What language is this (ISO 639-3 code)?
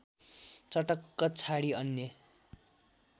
nep